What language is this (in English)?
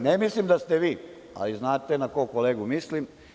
Serbian